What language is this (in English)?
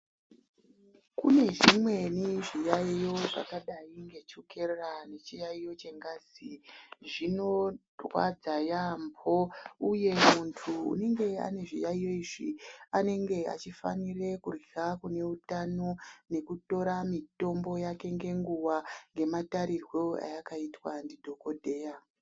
Ndau